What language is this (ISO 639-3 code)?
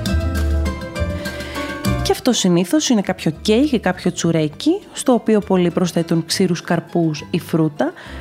ell